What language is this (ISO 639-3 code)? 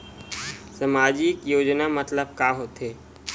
hne